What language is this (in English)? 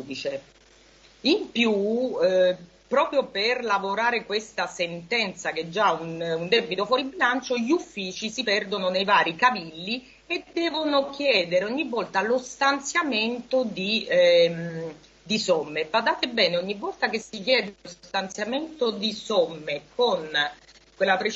Italian